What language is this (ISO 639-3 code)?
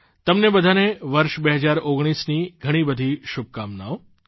guj